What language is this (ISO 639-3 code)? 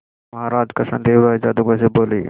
hin